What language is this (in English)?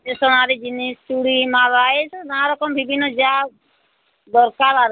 Bangla